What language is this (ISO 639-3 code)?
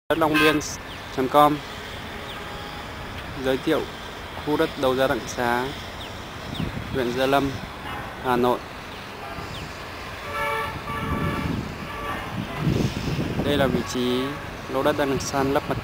vie